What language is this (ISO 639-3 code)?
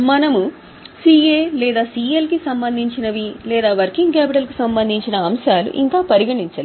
tel